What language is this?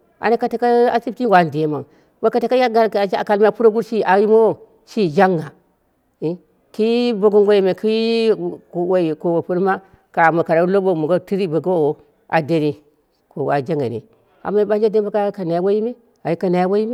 Dera (Nigeria)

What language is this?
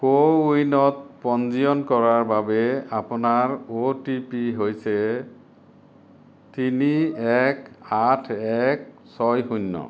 Assamese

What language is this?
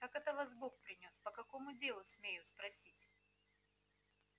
Russian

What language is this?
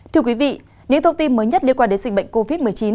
Vietnamese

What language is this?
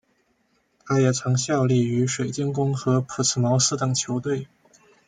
Chinese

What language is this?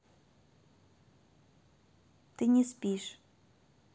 Russian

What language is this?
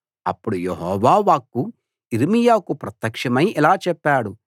Telugu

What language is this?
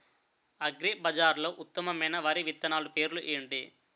Telugu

